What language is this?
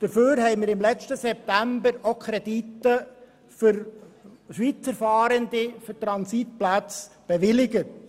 Swiss German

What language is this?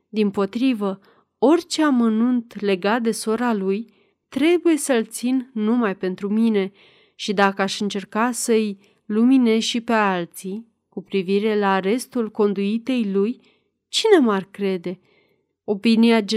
Romanian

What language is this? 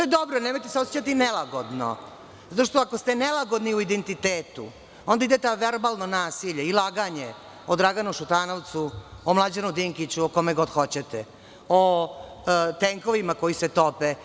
Serbian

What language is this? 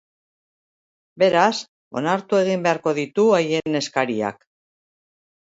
Basque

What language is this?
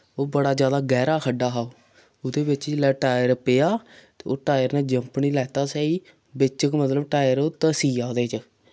Dogri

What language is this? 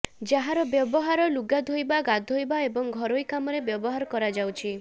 Odia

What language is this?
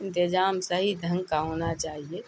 Urdu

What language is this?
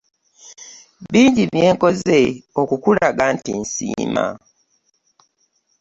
Ganda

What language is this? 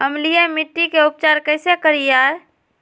Magahi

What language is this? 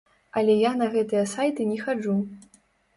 Belarusian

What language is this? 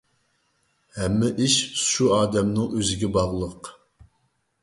Uyghur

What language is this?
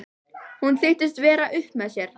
Icelandic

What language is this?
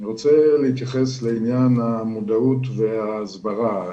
Hebrew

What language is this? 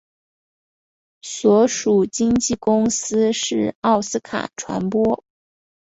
Chinese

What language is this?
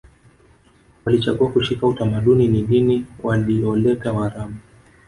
Swahili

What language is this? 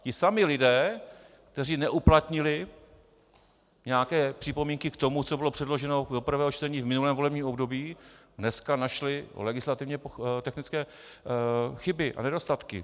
Czech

